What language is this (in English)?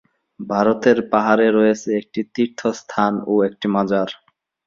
Bangla